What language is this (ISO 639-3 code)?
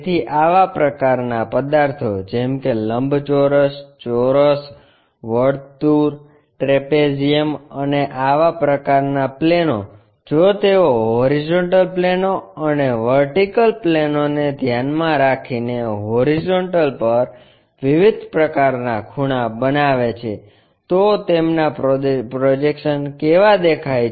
guj